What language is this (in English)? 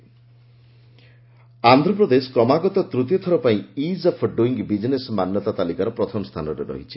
Odia